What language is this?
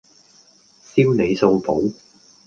Cantonese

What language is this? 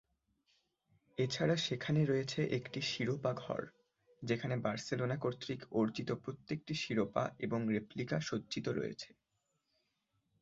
Bangla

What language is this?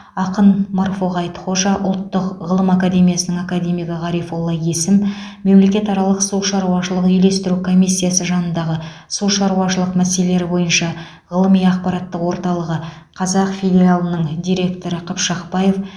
Kazakh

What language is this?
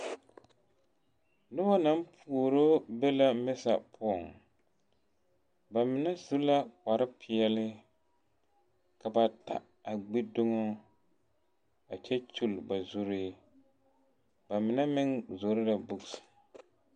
Southern Dagaare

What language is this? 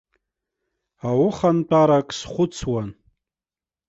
Abkhazian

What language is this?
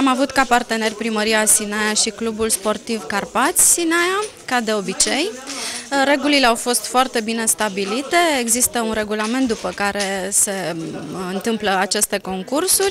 Romanian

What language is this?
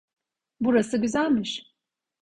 Turkish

